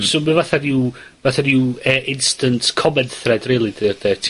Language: Welsh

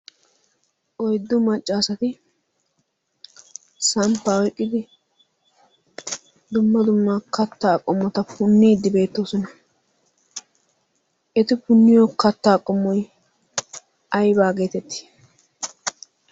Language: Wolaytta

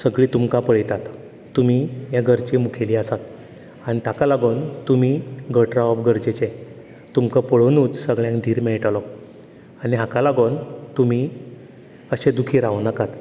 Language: Konkani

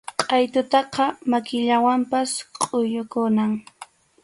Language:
Arequipa-La Unión Quechua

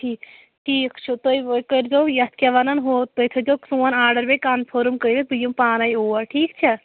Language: Kashmiri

